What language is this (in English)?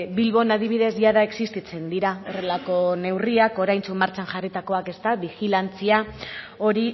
Basque